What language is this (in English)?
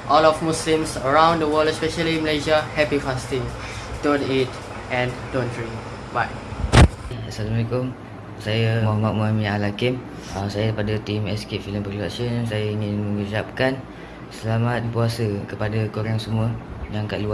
Malay